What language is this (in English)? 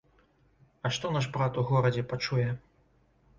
Belarusian